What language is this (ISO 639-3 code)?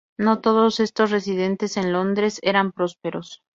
spa